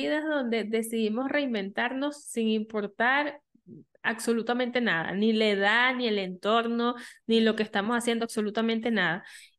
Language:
Spanish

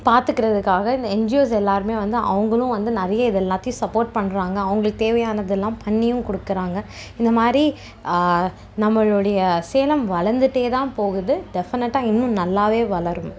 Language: Tamil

